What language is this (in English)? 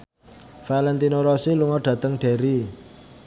Javanese